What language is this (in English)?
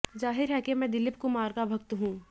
Hindi